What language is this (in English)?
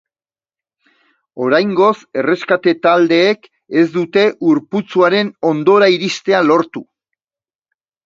Basque